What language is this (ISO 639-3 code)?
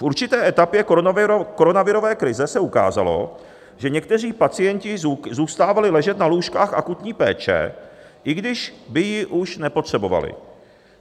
ces